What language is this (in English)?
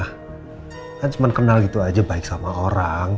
Indonesian